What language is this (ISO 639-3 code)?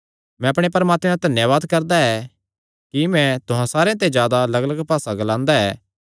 xnr